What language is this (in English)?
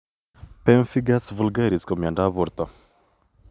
Kalenjin